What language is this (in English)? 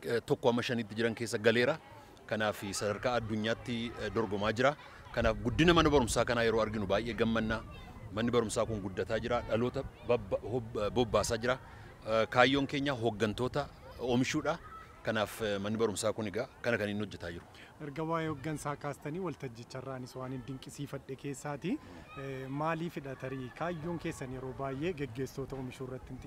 Indonesian